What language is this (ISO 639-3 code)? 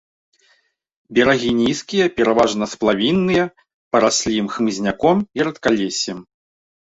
bel